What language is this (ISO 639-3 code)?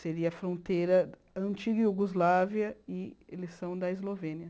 por